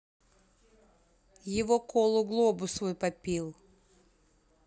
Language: Russian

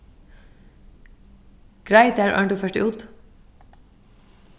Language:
Faroese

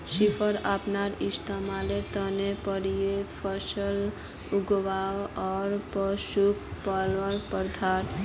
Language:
Magahi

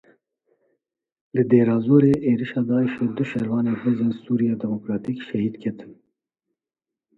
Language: Kurdish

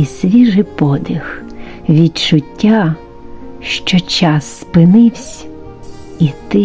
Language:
Ukrainian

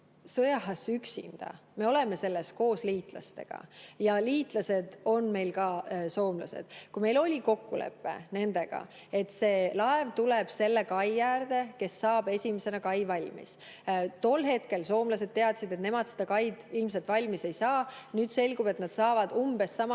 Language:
Estonian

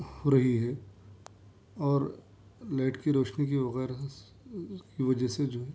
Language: Urdu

